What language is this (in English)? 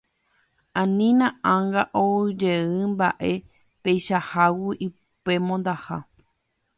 Guarani